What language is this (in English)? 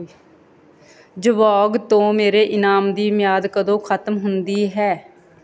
Punjabi